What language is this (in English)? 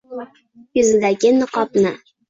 Uzbek